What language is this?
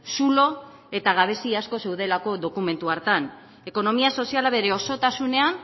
Basque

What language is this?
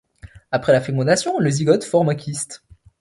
French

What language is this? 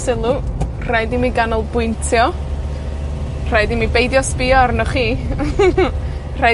Welsh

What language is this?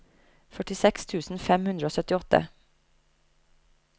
Norwegian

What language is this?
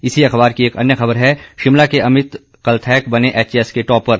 Hindi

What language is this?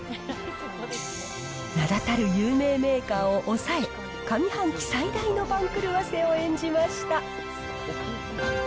Japanese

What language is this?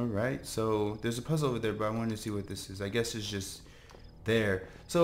English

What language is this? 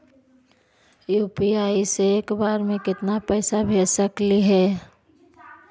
Magahi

